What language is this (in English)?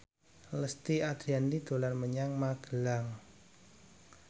Javanese